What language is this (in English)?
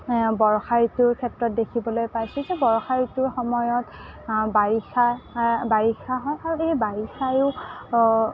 Assamese